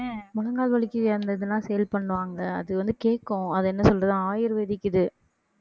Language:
Tamil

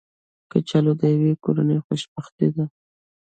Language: Pashto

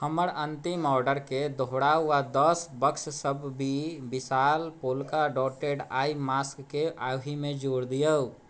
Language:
Maithili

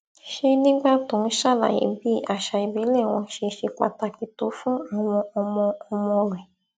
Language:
Yoruba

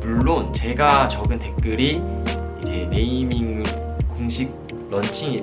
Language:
Korean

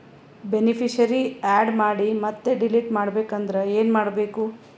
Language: Kannada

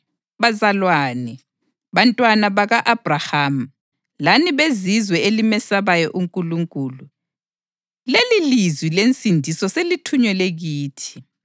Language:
North Ndebele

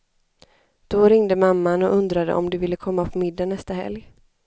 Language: Swedish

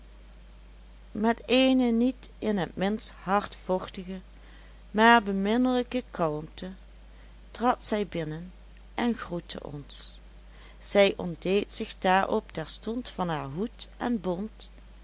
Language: Dutch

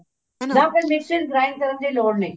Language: Punjabi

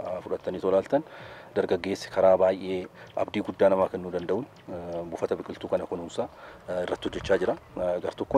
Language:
Arabic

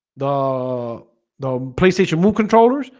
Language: English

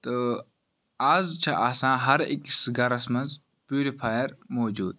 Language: Kashmiri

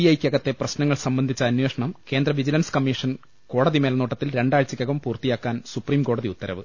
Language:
Malayalam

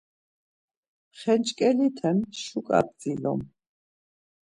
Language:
Laz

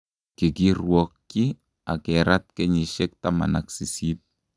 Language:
Kalenjin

